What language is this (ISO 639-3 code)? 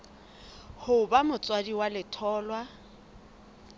sot